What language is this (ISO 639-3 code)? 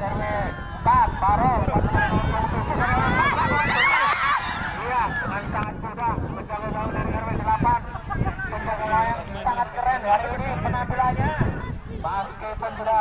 ind